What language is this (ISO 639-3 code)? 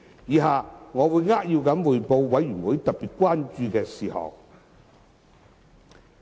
yue